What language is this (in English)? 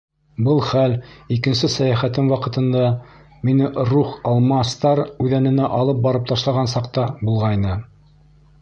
Bashkir